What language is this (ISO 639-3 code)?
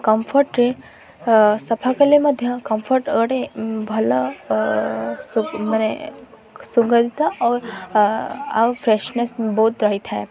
ori